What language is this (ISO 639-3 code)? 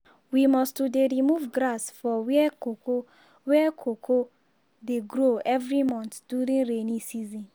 pcm